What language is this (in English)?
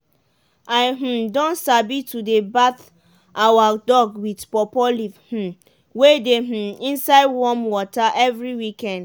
Nigerian Pidgin